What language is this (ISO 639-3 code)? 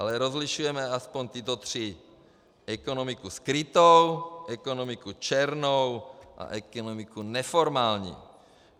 ces